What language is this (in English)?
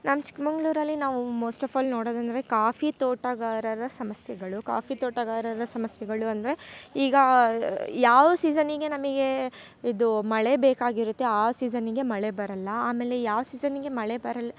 Kannada